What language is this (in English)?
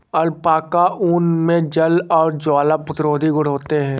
Hindi